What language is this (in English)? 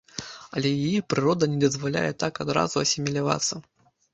Belarusian